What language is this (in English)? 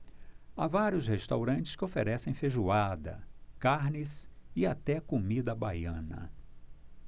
Portuguese